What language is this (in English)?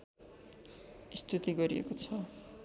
Nepali